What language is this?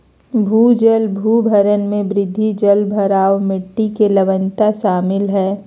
Magahi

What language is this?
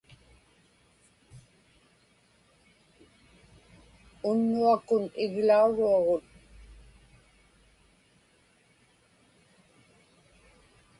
Inupiaq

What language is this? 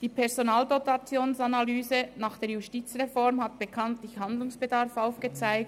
Swiss German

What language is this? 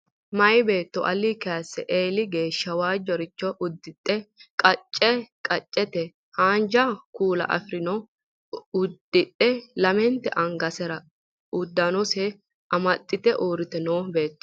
Sidamo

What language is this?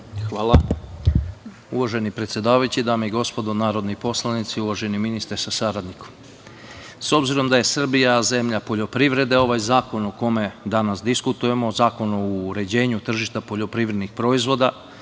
Serbian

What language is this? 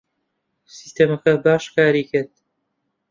Central Kurdish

